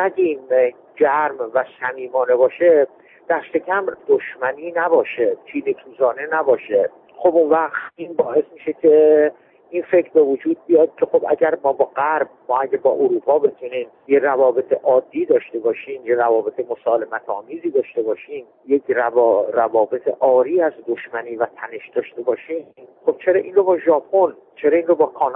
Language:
Persian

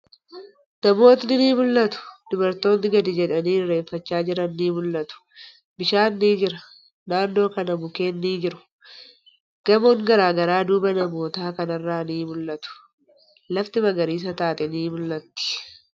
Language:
Oromo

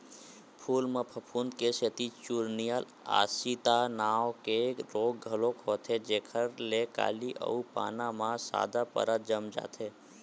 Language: Chhattisgarhi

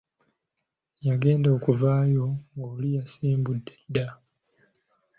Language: Ganda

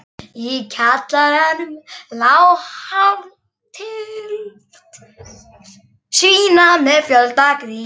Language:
Icelandic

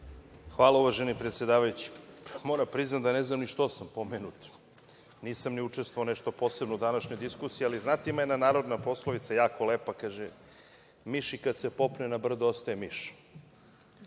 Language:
Serbian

